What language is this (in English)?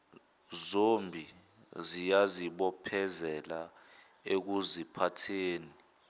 Zulu